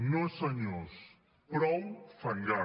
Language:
Catalan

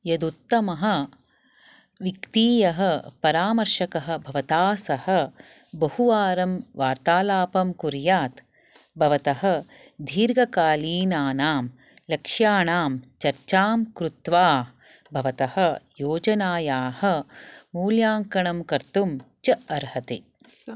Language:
Sanskrit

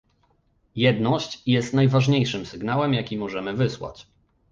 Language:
Polish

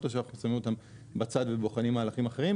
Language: Hebrew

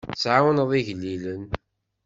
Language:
Kabyle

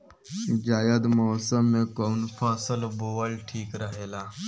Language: Bhojpuri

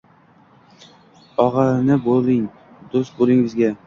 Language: Uzbek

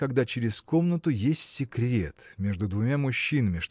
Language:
Russian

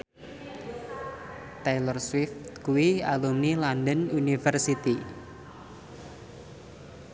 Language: Javanese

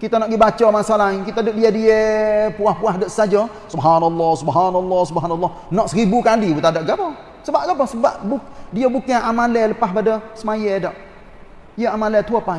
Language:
Malay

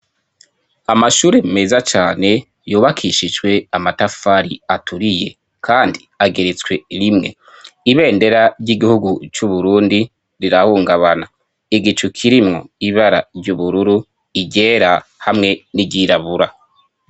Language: Rundi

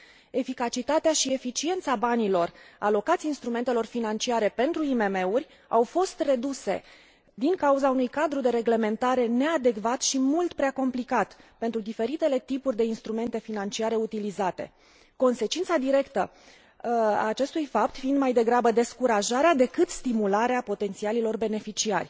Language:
Romanian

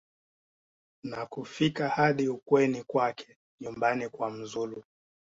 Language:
Swahili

